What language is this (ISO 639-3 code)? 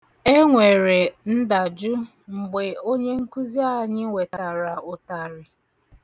ibo